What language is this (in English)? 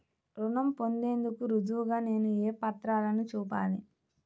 Telugu